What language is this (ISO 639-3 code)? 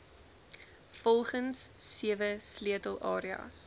afr